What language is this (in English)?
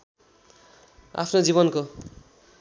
Nepali